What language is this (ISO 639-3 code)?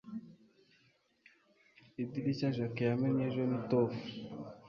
kin